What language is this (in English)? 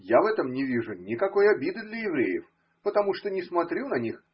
Russian